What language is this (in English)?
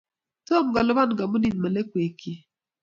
Kalenjin